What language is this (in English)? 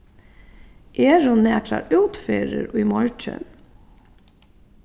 Faroese